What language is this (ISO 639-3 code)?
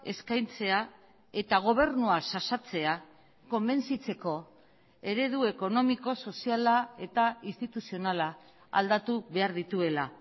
eus